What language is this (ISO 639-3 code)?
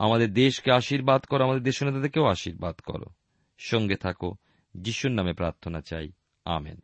ben